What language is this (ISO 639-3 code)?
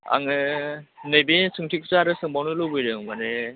brx